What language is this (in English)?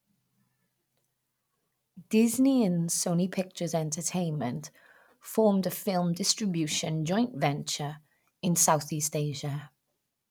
English